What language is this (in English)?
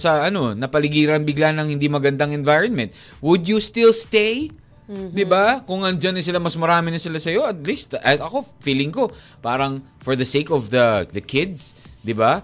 Filipino